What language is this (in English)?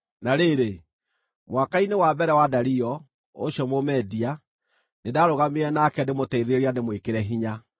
Kikuyu